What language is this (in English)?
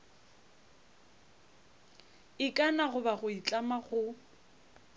Northern Sotho